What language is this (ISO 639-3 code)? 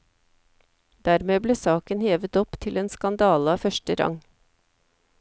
nor